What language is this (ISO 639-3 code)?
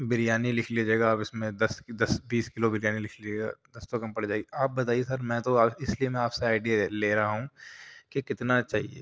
urd